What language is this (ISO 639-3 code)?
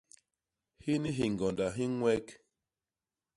bas